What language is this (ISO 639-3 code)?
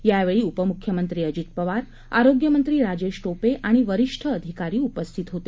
mar